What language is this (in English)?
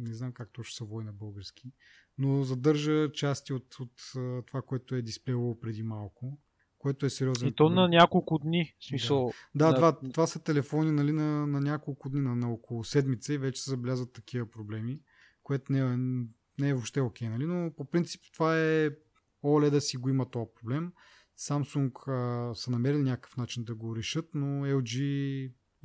Bulgarian